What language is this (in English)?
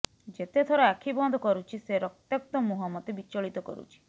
Odia